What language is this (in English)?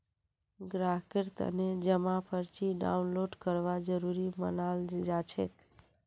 Magahi